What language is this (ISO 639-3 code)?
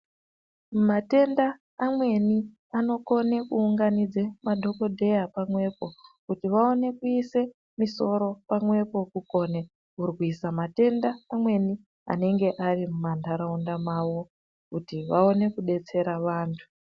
ndc